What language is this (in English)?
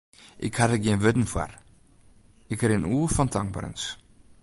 Western Frisian